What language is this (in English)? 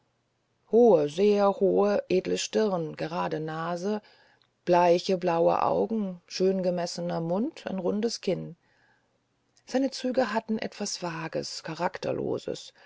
German